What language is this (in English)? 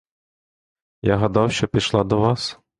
Ukrainian